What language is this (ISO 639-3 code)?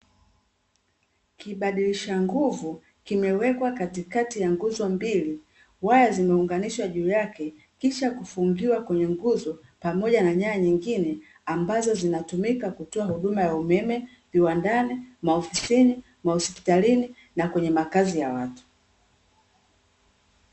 swa